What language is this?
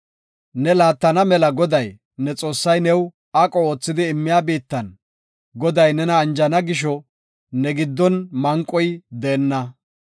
Gofa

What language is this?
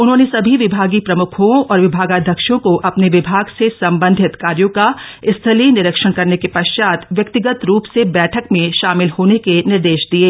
Hindi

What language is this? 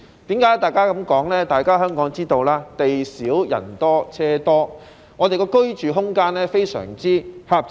Cantonese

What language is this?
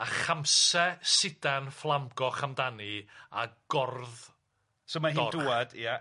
Welsh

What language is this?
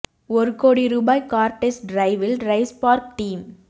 Tamil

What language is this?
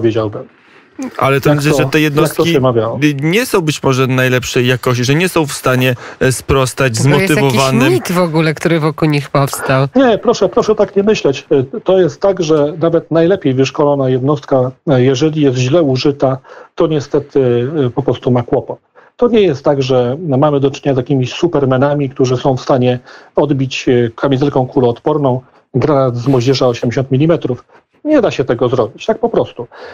Polish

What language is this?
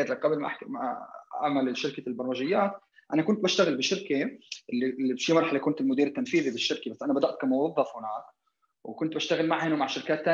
Arabic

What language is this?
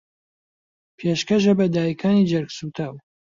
Central Kurdish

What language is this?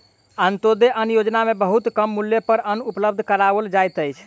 Maithili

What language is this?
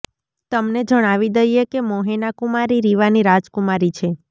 Gujarati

